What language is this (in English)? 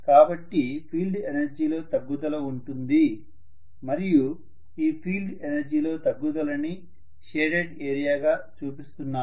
Telugu